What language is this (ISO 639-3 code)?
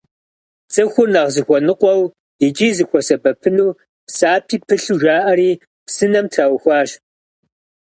kbd